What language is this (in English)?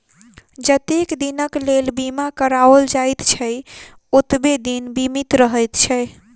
Maithili